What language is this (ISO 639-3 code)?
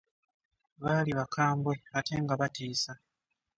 lug